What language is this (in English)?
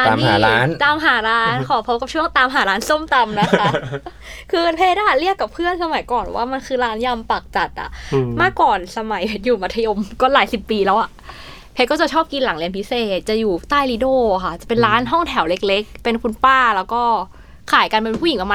Thai